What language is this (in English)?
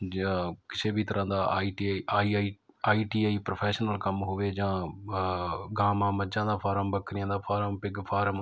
Punjabi